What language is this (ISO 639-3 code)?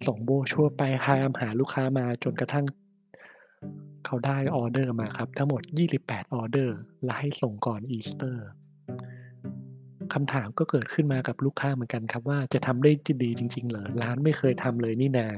tha